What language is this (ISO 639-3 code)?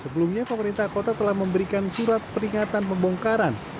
ind